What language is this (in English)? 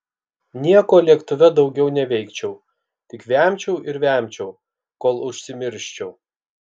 Lithuanian